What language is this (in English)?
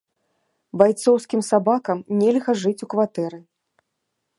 Belarusian